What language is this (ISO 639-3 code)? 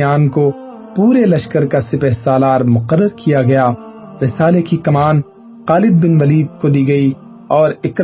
urd